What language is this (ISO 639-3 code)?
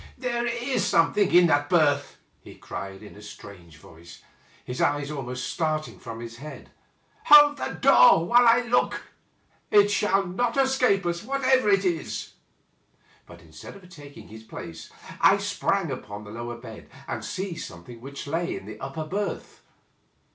eng